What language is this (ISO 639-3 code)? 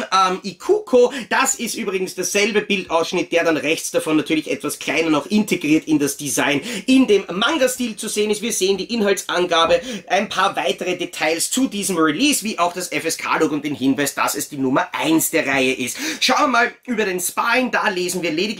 deu